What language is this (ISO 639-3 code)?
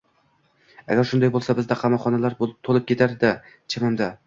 uzb